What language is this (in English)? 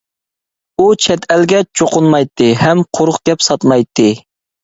Uyghur